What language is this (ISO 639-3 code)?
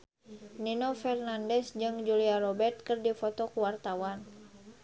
sun